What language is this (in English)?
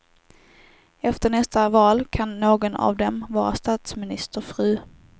Swedish